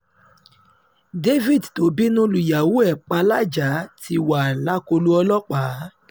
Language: Yoruba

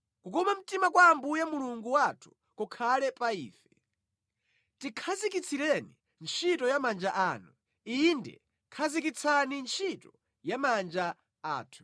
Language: Nyanja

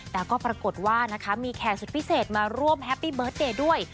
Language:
Thai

